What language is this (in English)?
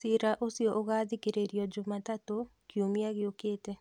Kikuyu